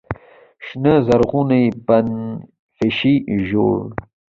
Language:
Pashto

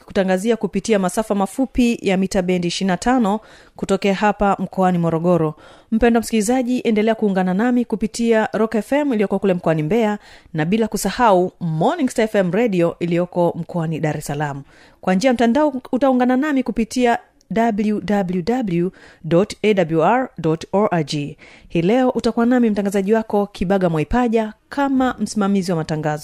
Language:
Swahili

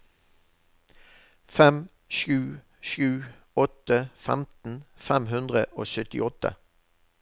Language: Norwegian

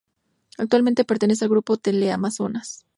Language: Spanish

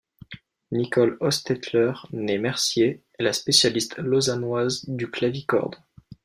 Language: French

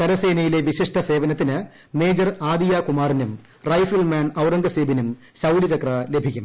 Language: Malayalam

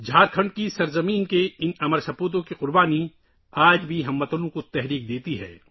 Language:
Urdu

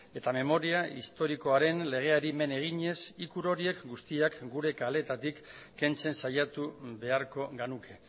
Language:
Basque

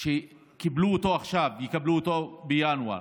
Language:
Hebrew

